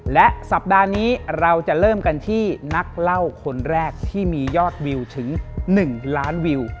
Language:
Thai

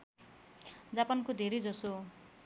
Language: Nepali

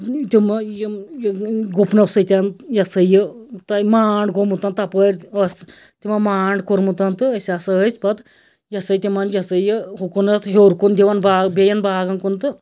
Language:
Kashmiri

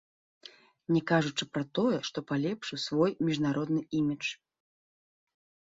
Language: Belarusian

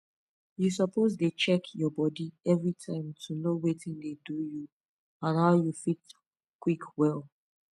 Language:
Nigerian Pidgin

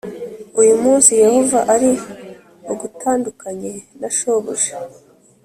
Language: Kinyarwanda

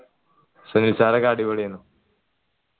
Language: Malayalam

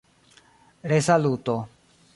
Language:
Esperanto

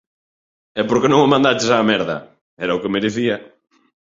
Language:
Galician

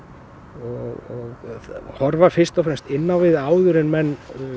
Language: Icelandic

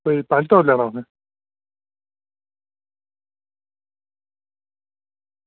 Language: Dogri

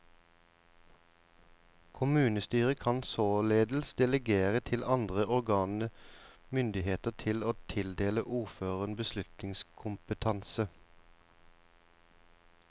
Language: Norwegian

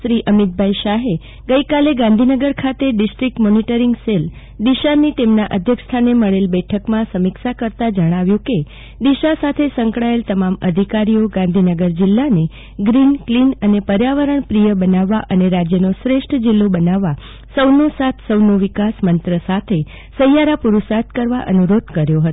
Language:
Gujarati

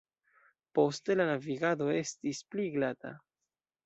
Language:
Esperanto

